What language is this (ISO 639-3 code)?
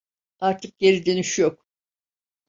tur